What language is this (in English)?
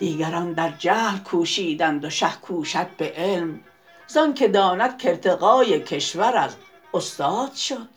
Persian